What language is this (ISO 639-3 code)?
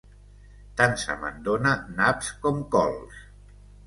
cat